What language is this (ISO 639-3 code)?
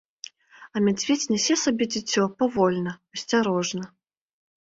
bel